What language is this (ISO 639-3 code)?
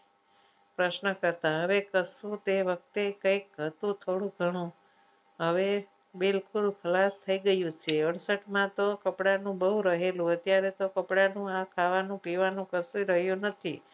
guj